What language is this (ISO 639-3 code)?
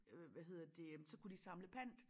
dan